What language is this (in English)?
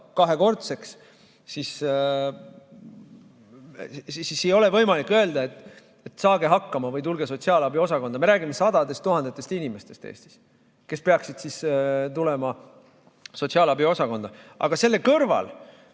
Estonian